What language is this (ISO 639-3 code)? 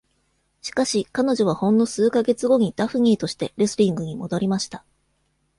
jpn